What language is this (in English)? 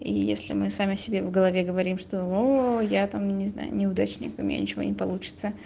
Russian